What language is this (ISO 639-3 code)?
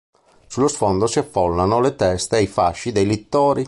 ita